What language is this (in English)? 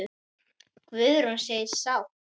Icelandic